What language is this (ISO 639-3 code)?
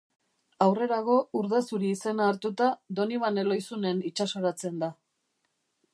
eus